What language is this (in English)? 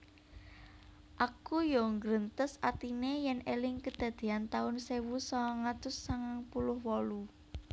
Javanese